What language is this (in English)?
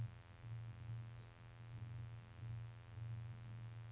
Norwegian